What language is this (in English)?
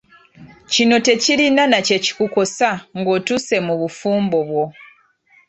Ganda